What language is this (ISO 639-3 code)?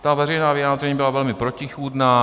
ces